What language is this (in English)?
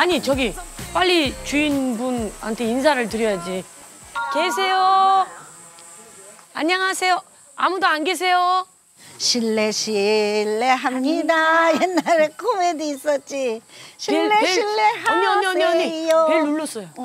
Korean